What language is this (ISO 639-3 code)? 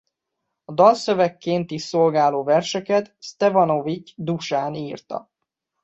hun